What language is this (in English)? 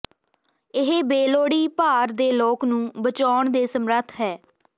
Punjabi